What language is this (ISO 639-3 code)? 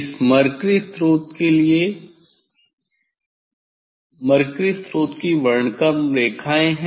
hin